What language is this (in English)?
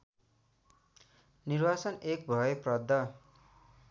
Nepali